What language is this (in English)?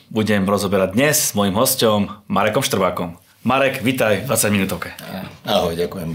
Slovak